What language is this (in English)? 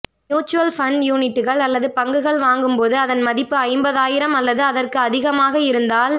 Tamil